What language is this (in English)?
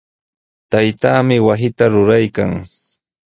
Sihuas Ancash Quechua